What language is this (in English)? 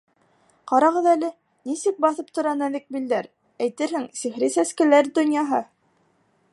Bashkir